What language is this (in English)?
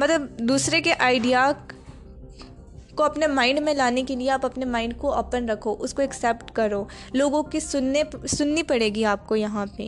Urdu